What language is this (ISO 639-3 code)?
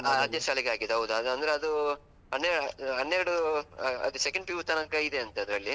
kan